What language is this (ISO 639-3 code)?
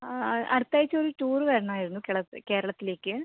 mal